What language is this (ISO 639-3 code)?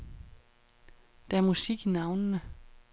dan